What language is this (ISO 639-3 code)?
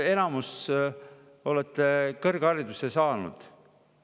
est